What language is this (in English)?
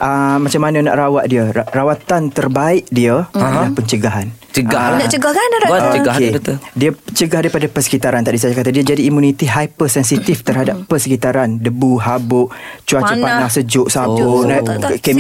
Malay